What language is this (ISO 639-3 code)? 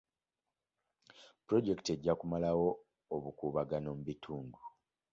lug